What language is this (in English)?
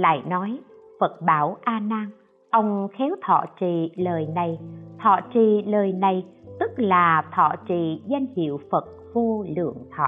Vietnamese